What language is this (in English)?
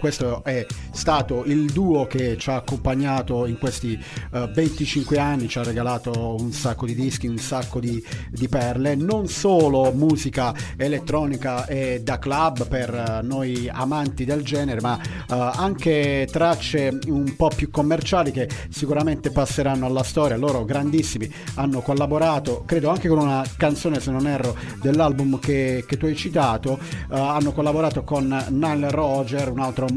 Italian